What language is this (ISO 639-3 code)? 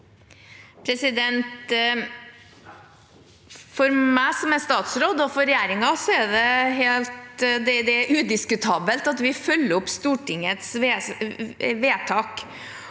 nor